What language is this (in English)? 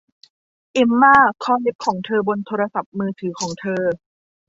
Thai